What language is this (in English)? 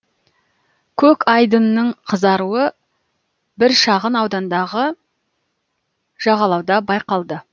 Kazakh